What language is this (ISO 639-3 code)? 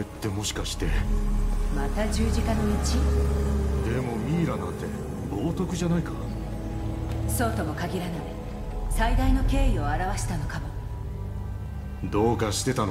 jpn